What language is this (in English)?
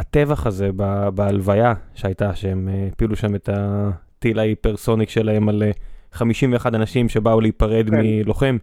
Hebrew